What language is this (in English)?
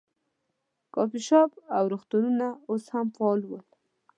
Pashto